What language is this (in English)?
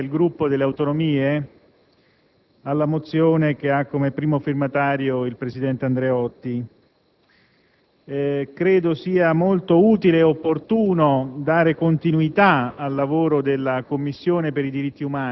Italian